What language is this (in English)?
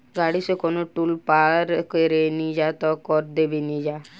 Bhojpuri